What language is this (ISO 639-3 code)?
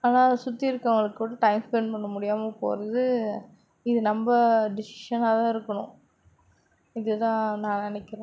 tam